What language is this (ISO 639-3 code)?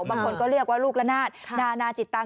tha